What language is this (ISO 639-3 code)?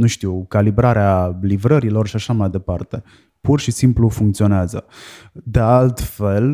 ron